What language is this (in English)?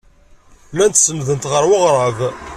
Kabyle